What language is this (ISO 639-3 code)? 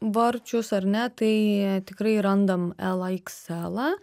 lit